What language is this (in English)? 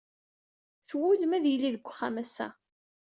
Kabyle